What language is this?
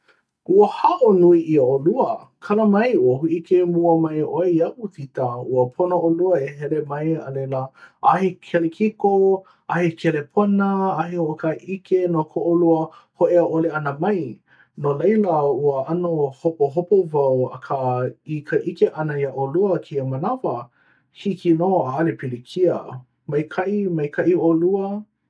Hawaiian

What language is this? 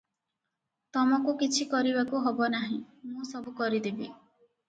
Odia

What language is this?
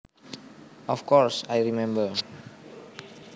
Javanese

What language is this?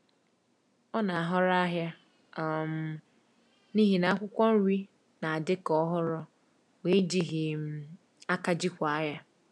Igbo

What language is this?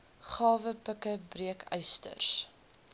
Afrikaans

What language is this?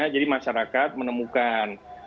Indonesian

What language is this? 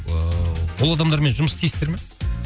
Kazakh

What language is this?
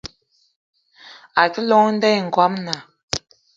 Eton (Cameroon)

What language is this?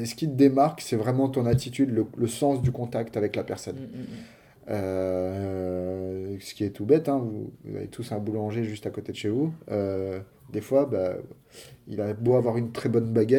French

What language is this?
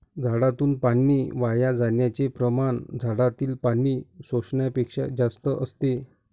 Marathi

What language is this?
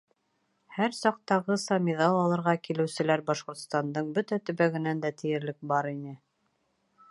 Bashkir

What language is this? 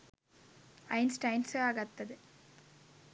Sinhala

